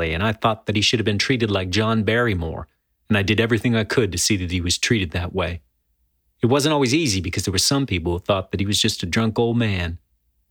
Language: English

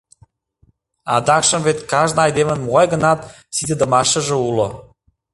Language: Mari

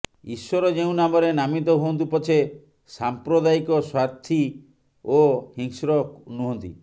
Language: Odia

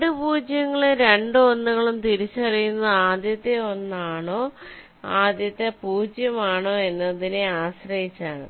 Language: Malayalam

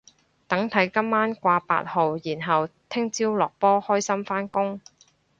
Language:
Cantonese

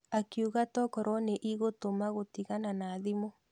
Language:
Kikuyu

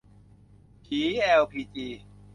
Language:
Thai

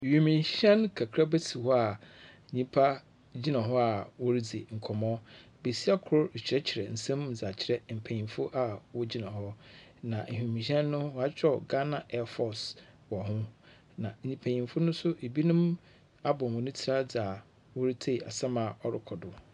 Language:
Akan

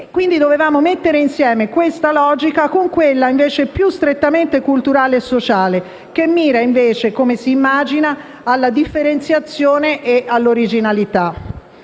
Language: Italian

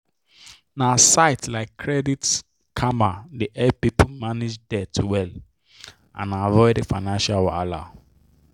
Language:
Nigerian Pidgin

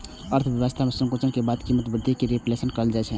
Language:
Maithili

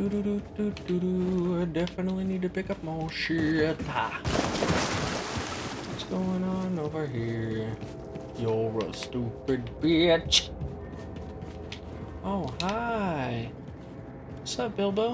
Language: English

